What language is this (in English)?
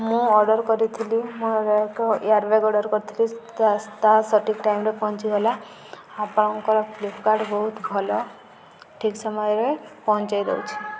Odia